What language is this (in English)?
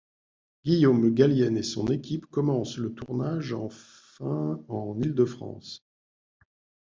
French